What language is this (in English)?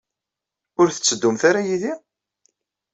Kabyle